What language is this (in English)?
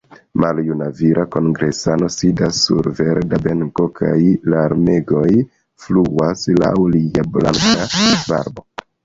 Esperanto